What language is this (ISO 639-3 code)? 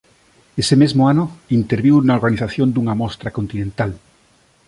glg